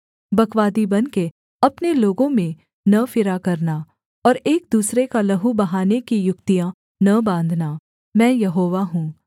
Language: Hindi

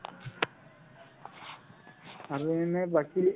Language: Assamese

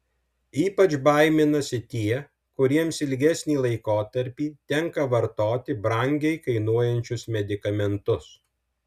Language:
Lithuanian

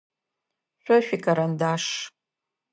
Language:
Adyghe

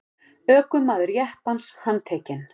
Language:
Icelandic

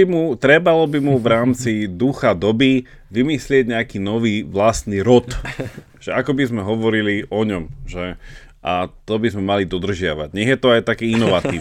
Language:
Slovak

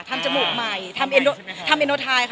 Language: Thai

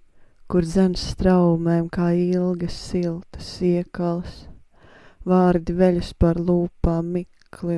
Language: Latvian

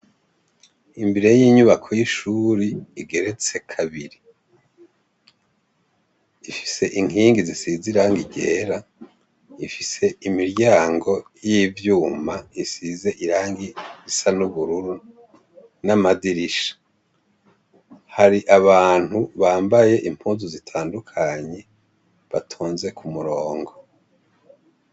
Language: Rundi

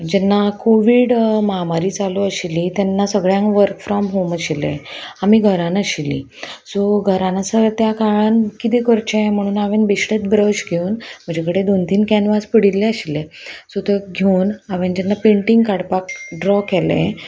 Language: Konkani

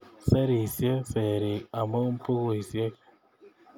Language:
Kalenjin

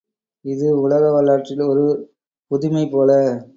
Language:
Tamil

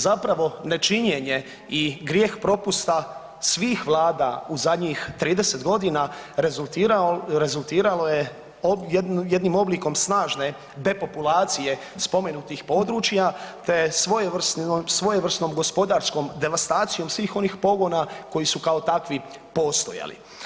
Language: Croatian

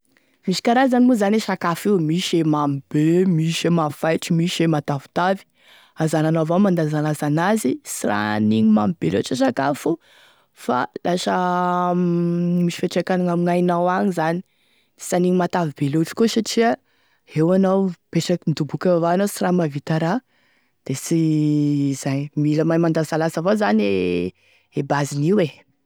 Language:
Tesaka Malagasy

